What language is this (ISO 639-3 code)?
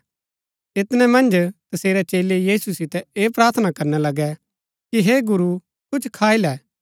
gbk